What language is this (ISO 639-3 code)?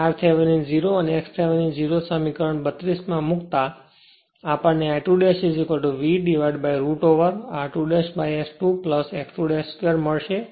guj